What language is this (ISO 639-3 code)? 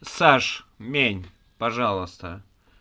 rus